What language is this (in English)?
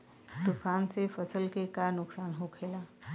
Bhojpuri